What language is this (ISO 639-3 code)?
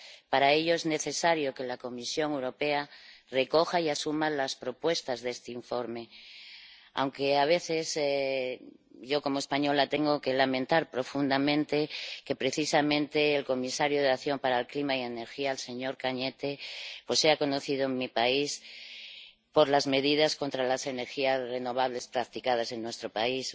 spa